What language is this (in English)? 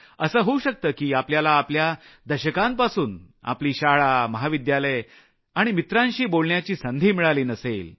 Marathi